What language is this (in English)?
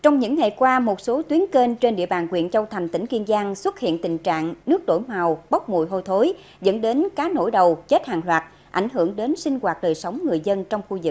Vietnamese